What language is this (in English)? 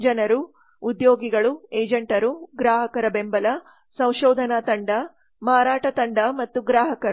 Kannada